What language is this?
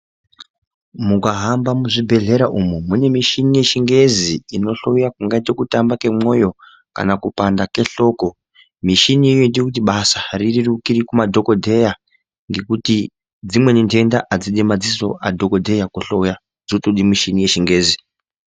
Ndau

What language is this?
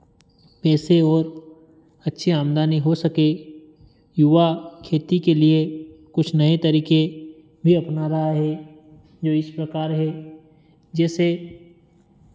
Hindi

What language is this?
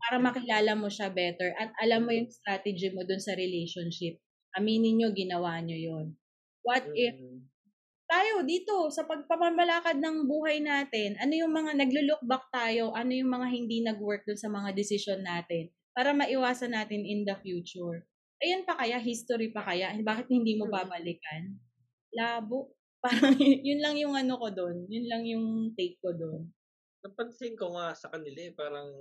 Filipino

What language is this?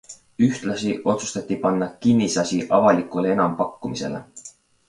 Estonian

